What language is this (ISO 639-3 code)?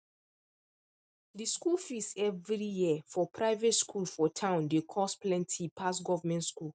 pcm